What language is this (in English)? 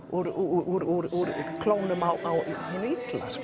Icelandic